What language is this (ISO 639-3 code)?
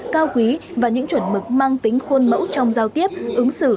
vie